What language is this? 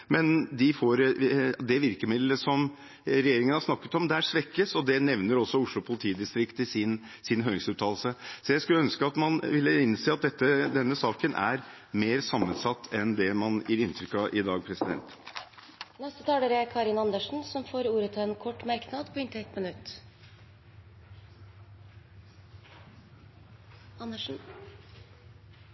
Norwegian Bokmål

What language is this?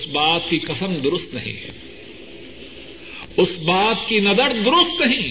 Urdu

